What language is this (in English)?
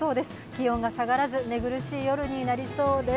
Japanese